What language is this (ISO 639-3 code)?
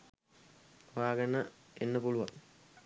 sin